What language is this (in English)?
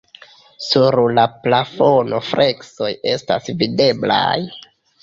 Esperanto